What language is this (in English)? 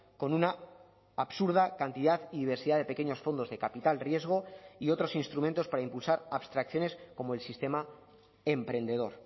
Spanish